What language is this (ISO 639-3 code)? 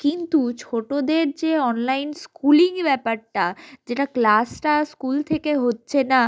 ben